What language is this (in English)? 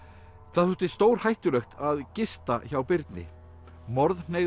Icelandic